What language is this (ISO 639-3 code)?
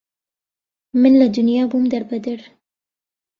ckb